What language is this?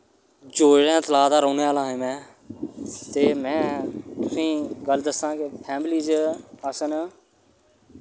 Dogri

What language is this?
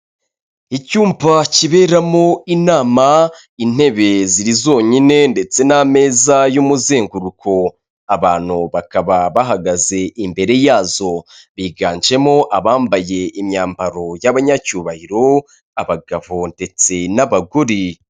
Kinyarwanda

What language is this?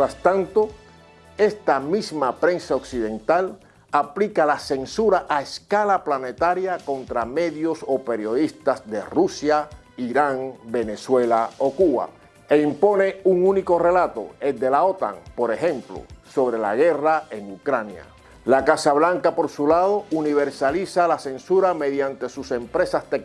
Spanish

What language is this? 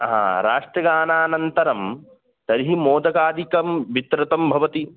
Sanskrit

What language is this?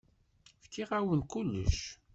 Kabyle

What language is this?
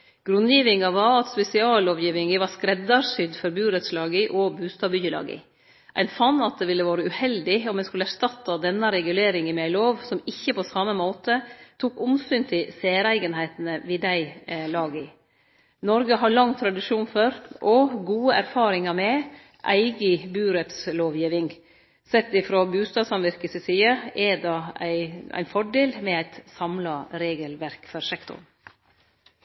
Norwegian Nynorsk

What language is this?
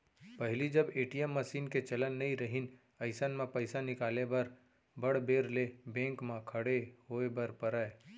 Chhattisgarhi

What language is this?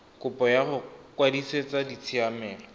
Tswana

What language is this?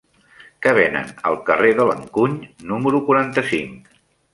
Catalan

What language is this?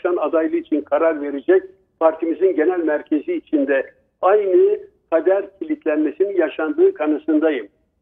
Turkish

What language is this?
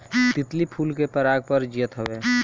Bhojpuri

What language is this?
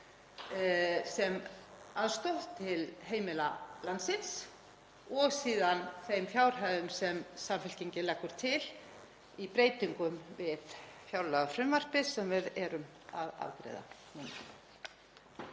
Icelandic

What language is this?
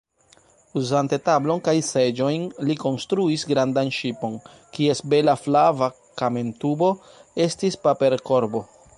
Esperanto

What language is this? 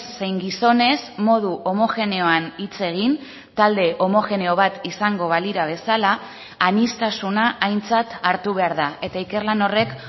Basque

